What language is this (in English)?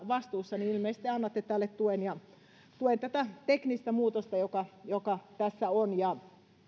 Finnish